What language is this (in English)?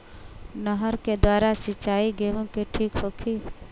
Bhojpuri